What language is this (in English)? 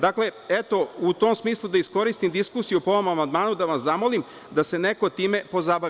Serbian